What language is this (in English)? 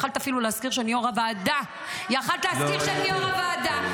Hebrew